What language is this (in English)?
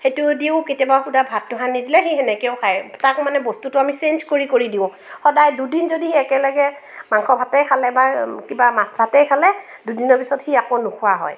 Assamese